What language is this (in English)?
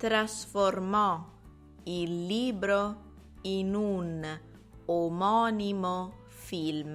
Italian